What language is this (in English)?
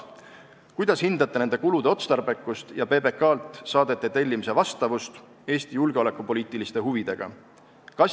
Estonian